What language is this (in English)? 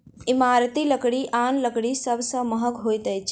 Maithili